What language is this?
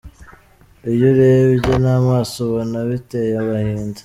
Kinyarwanda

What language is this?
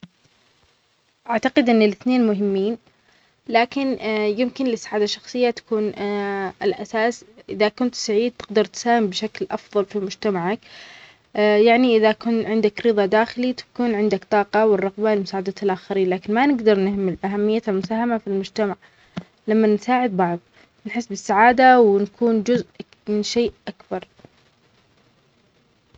Omani Arabic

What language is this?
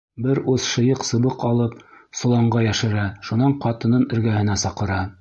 Bashkir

